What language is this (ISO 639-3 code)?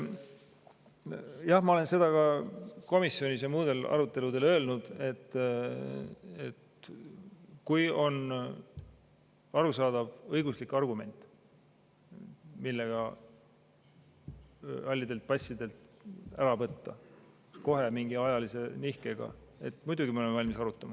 est